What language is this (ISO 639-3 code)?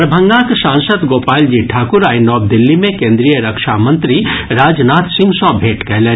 mai